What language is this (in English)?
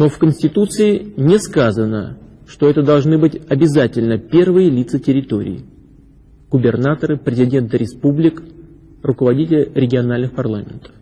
Russian